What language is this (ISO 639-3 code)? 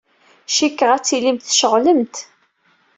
kab